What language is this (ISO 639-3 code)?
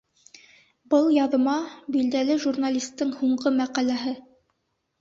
bak